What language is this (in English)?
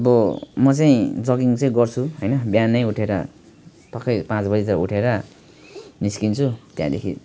Nepali